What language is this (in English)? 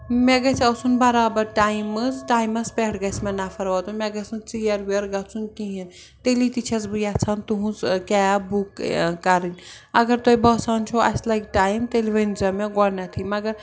Kashmiri